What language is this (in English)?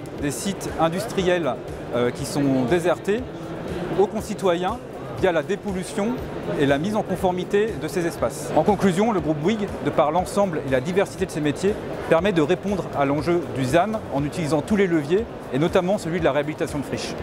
French